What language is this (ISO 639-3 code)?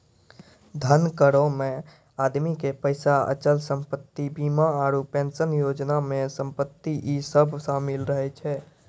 mai